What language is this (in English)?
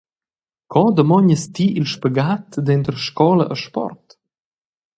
Romansh